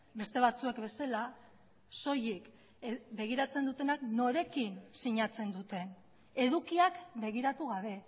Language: Basque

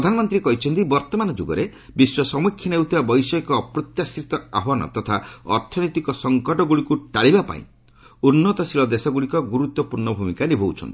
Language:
Odia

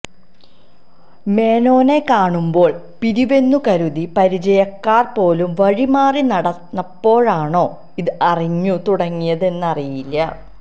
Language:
Malayalam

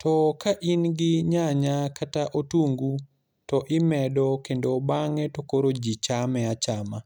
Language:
Luo (Kenya and Tanzania)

